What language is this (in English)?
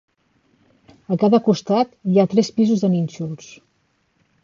Catalan